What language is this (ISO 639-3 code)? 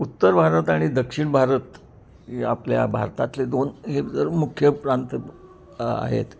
mar